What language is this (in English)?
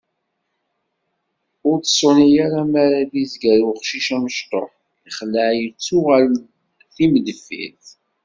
Kabyle